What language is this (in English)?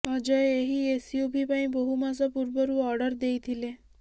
Odia